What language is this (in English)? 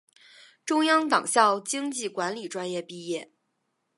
Chinese